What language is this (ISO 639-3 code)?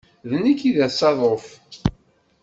kab